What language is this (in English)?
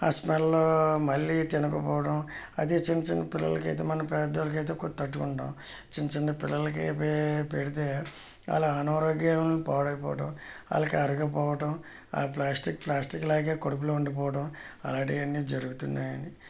Telugu